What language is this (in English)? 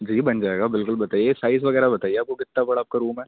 Urdu